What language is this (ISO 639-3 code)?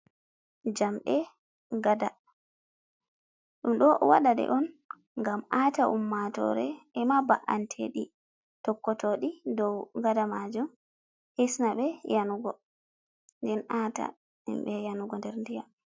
ful